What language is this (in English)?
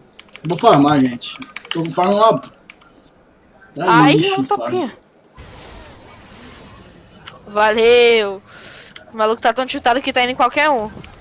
Portuguese